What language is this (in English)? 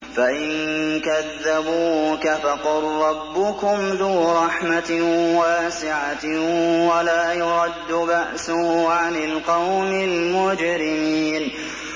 Arabic